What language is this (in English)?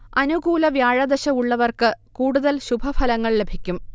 Malayalam